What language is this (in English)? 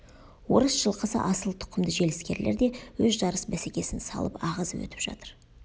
Kazakh